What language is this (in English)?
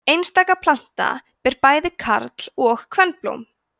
Icelandic